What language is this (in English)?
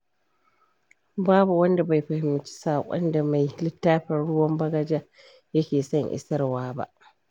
Hausa